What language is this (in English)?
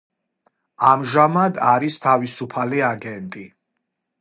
Georgian